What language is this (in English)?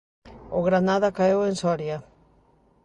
Galician